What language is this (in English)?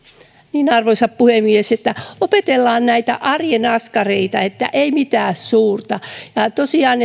Finnish